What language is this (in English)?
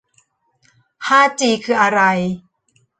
Thai